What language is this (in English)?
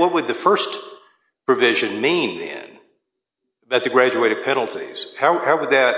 English